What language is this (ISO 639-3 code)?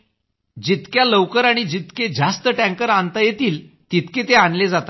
mar